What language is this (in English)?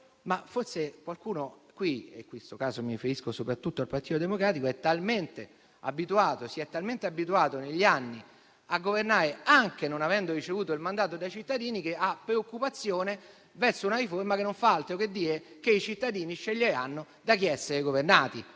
Italian